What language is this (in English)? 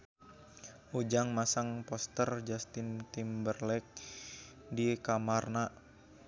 Sundanese